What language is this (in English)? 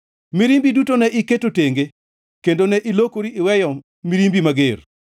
Luo (Kenya and Tanzania)